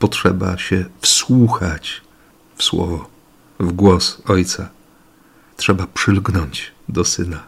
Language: Polish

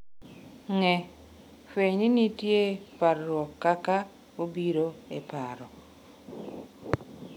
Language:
Luo (Kenya and Tanzania)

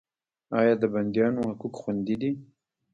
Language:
Pashto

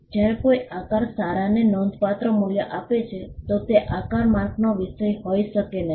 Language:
Gujarati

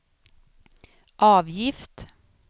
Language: Swedish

